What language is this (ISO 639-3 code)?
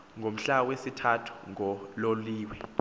xho